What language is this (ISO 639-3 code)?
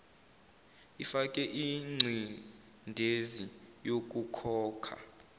zul